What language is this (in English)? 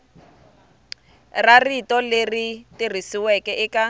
Tsonga